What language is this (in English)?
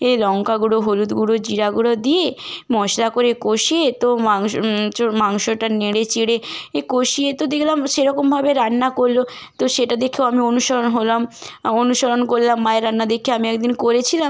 Bangla